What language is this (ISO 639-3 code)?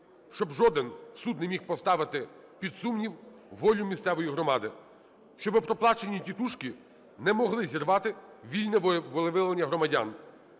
ukr